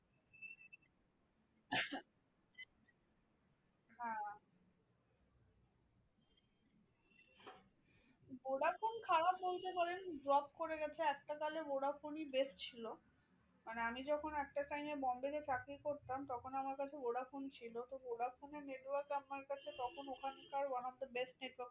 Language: Bangla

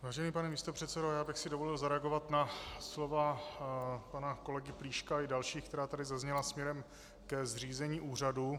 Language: Czech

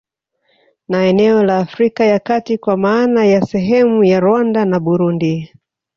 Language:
Swahili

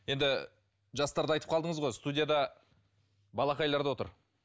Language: Kazakh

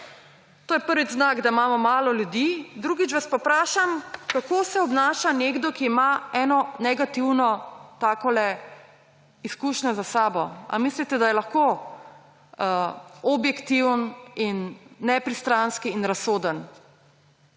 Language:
Slovenian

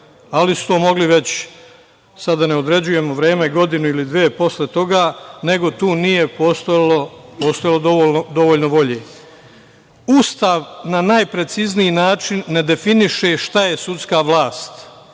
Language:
Serbian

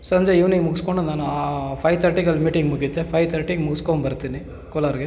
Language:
Kannada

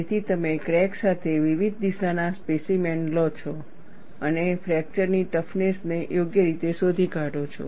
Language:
Gujarati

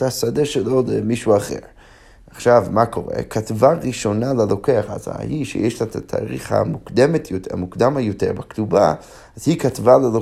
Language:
Hebrew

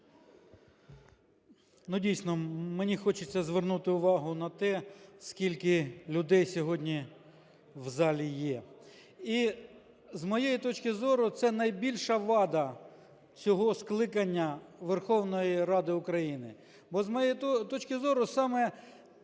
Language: Ukrainian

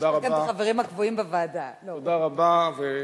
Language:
Hebrew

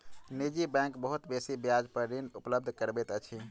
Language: Maithili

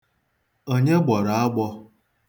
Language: Igbo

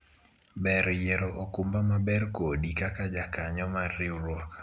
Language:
Luo (Kenya and Tanzania)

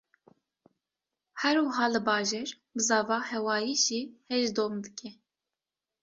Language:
Kurdish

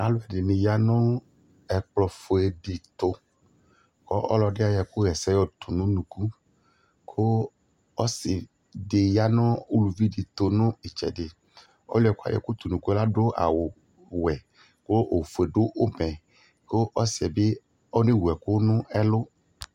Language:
Ikposo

